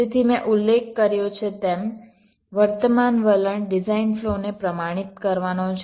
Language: Gujarati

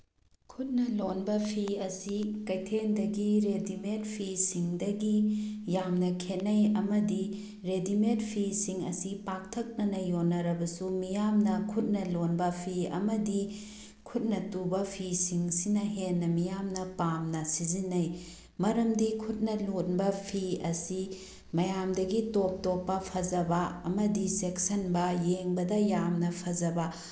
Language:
Manipuri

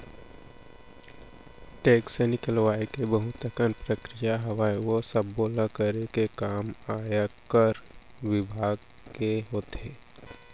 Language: Chhattisgarhi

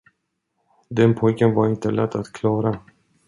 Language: Swedish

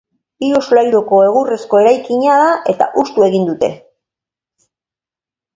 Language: Basque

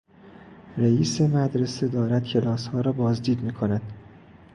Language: Persian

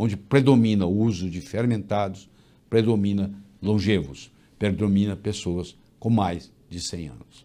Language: Portuguese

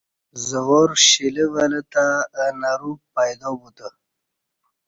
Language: Kati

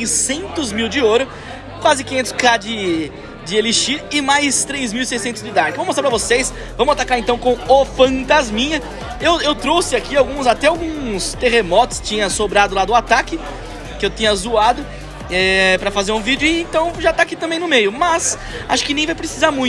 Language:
Portuguese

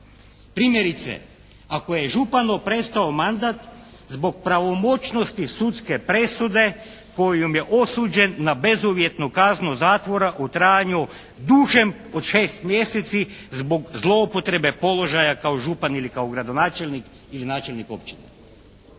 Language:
Croatian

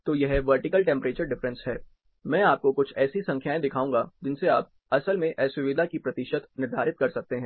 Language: Hindi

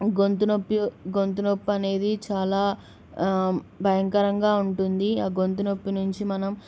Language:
Telugu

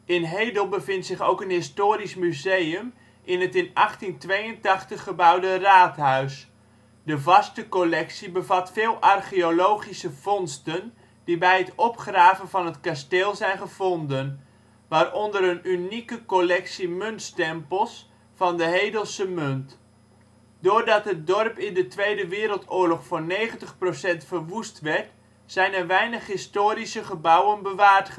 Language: Dutch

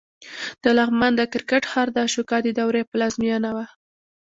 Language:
Pashto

